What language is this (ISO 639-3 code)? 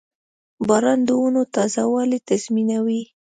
pus